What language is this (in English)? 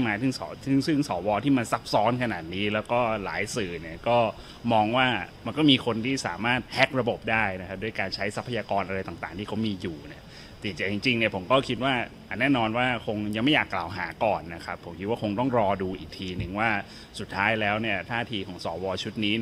Thai